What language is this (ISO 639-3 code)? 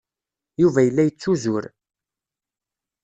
kab